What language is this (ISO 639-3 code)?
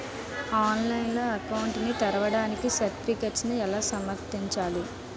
tel